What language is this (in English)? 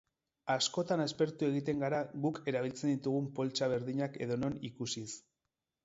Basque